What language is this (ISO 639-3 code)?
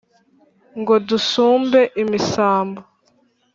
kin